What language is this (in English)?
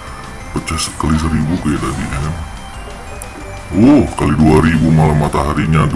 Indonesian